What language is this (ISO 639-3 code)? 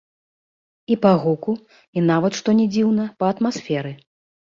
bel